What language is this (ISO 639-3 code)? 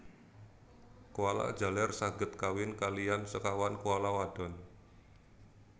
jav